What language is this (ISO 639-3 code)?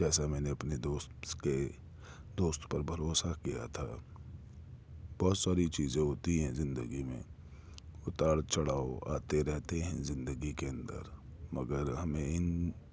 urd